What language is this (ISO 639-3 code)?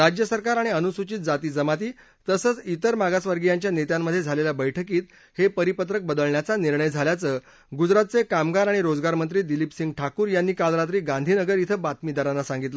mar